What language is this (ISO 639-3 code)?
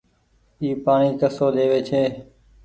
gig